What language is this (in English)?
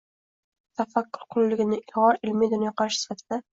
Uzbek